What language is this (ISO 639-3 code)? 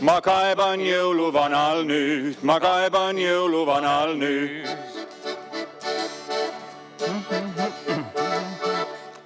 est